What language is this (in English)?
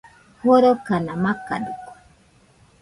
Nüpode Huitoto